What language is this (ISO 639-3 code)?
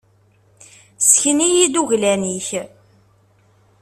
kab